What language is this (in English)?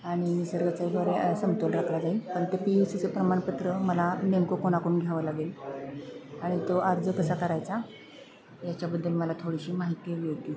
Marathi